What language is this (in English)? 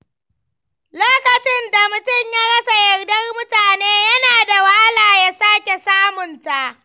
Hausa